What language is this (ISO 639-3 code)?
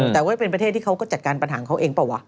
tha